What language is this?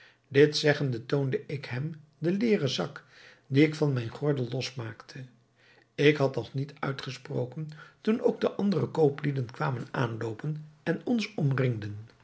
Dutch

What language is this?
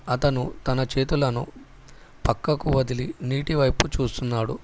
Telugu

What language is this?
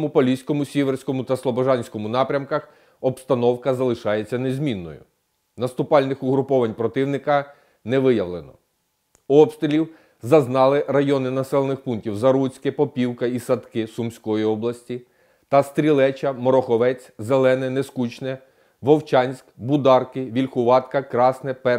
Ukrainian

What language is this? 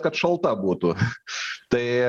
Lithuanian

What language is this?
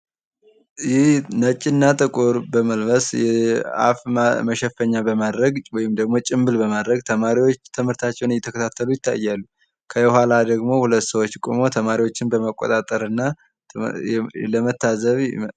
Amharic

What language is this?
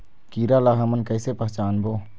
Chhattisgarhi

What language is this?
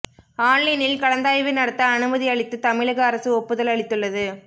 Tamil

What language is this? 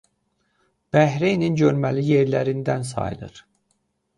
Azerbaijani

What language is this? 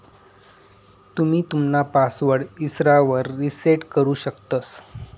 Marathi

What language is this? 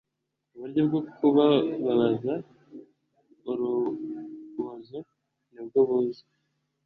Kinyarwanda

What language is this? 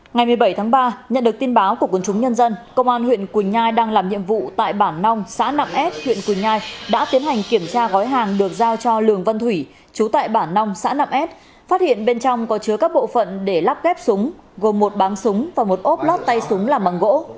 Vietnamese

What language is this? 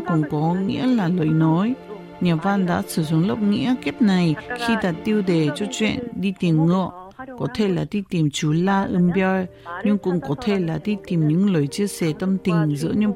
Vietnamese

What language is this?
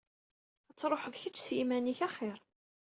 Kabyle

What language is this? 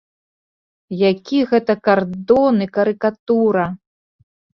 Belarusian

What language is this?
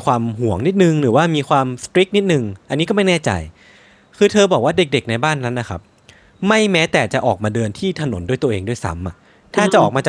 Thai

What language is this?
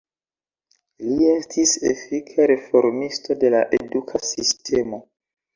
Esperanto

